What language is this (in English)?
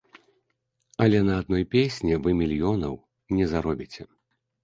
Belarusian